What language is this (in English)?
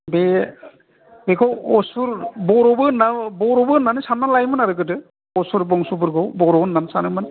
Bodo